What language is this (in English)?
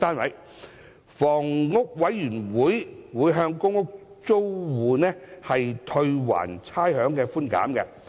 Cantonese